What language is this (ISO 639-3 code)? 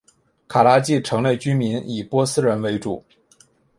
zho